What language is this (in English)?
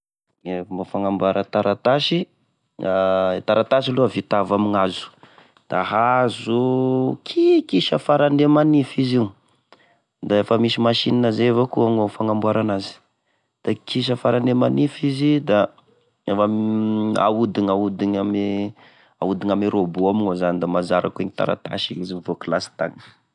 Tesaka Malagasy